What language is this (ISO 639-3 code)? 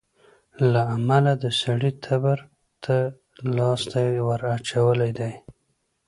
pus